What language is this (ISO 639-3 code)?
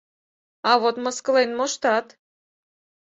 chm